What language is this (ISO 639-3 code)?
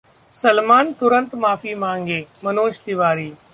hin